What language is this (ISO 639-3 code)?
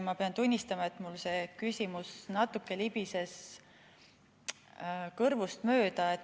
est